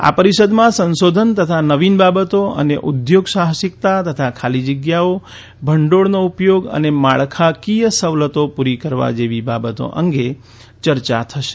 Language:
Gujarati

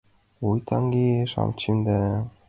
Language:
Mari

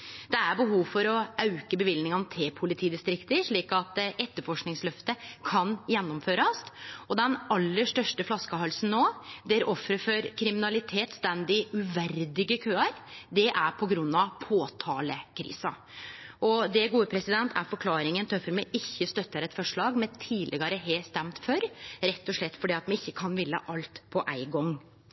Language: Norwegian Nynorsk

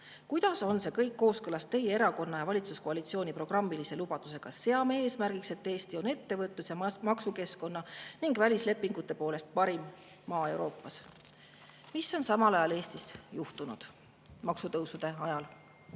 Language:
Estonian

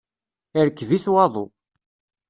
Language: Kabyle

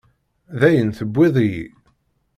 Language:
Kabyle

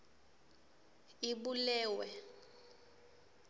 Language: Swati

